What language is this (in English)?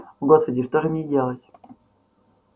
Russian